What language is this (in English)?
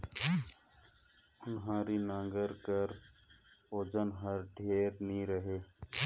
Chhattisgarhi